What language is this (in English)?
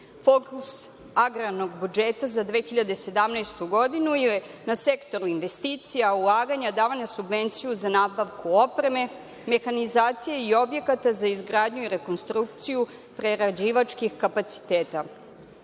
Serbian